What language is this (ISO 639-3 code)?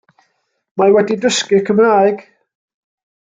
cym